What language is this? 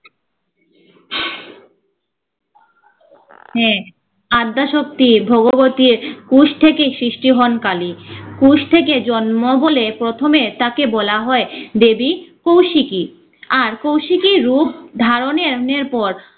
Bangla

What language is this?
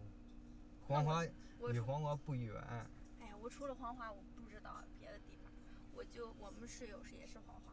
Chinese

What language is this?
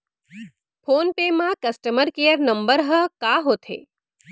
Chhattisgarhi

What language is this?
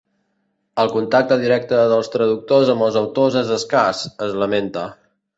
Catalan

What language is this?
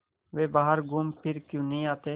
Hindi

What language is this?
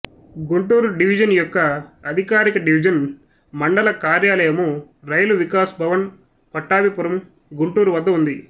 Telugu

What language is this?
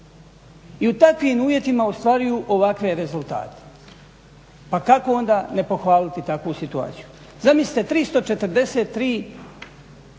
Croatian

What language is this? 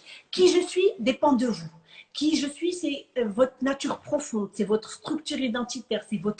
French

